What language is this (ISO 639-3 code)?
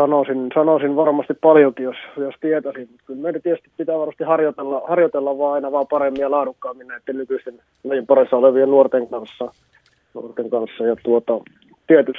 fin